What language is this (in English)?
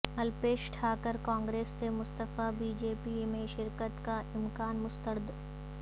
Urdu